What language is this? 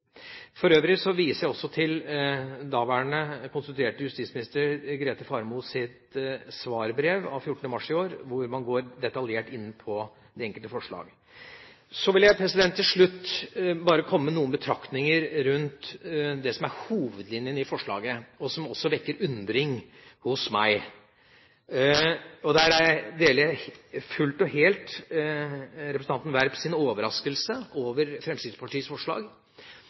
Norwegian Bokmål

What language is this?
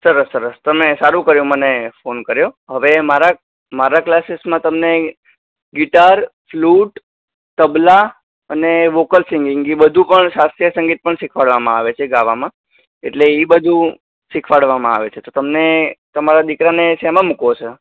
Gujarati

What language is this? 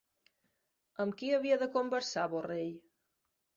Catalan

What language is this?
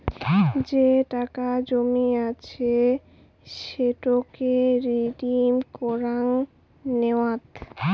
Bangla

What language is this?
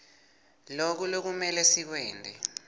Swati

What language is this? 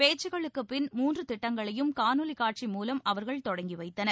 Tamil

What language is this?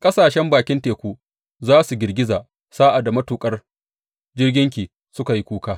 Hausa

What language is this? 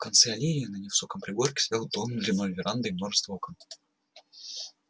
Russian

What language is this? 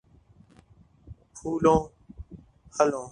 Urdu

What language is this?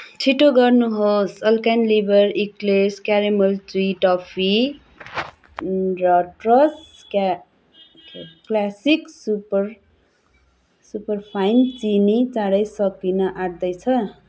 Nepali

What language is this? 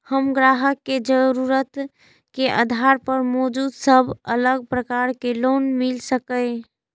Maithili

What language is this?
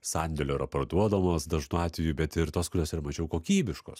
Lithuanian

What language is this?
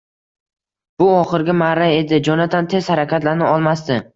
Uzbek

